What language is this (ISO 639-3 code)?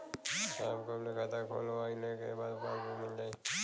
bho